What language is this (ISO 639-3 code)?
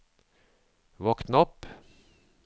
nor